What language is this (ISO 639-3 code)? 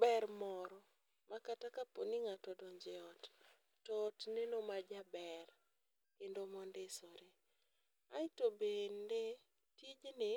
luo